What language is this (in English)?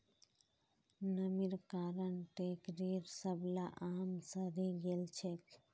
Magahi